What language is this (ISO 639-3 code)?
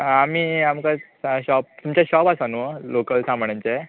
kok